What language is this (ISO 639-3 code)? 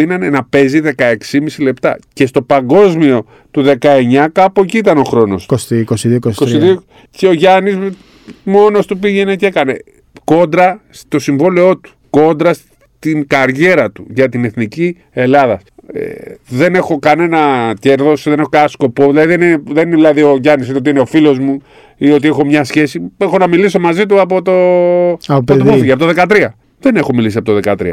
ell